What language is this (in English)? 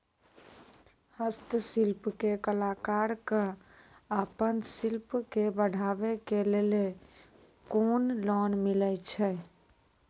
Maithili